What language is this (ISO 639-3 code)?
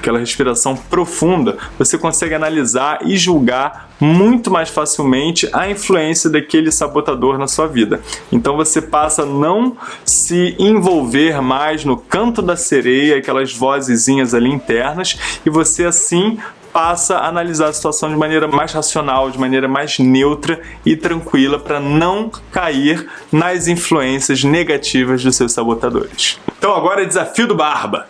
por